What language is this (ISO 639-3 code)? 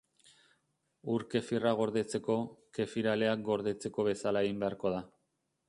eus